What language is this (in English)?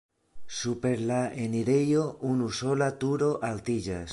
Esperanto